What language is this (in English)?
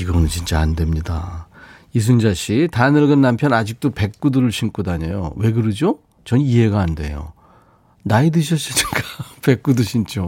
Korean